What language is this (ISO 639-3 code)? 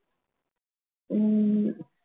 tam